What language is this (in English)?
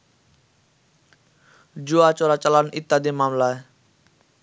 Bangla